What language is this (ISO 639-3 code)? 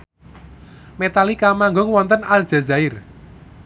jav